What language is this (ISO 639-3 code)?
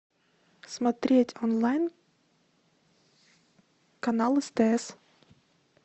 rus